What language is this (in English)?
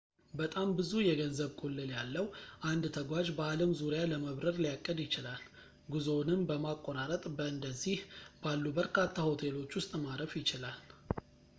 Amharic